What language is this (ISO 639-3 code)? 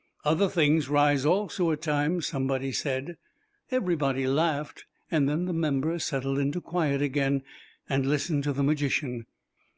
eng